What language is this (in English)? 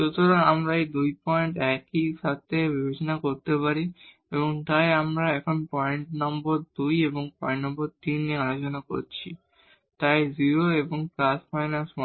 Bangla